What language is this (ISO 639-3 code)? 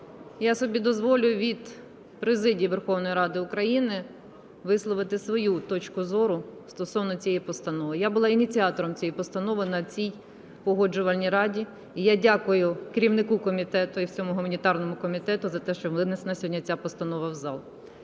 ukr